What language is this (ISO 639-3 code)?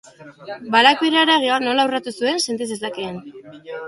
eus